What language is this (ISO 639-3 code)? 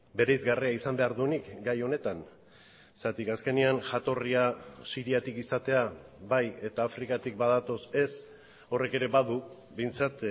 eus